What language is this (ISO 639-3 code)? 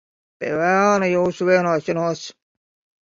lav